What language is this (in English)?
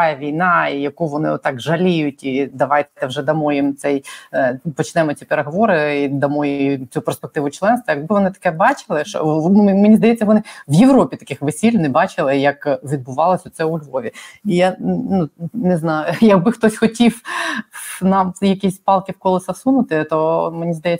Ukrainian